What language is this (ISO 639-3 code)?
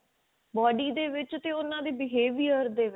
pan